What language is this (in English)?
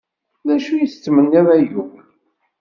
Kabyle